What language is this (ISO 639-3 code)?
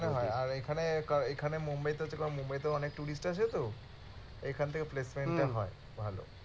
ben